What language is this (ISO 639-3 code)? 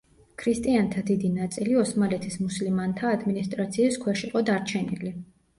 kat